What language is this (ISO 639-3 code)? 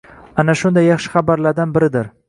uzb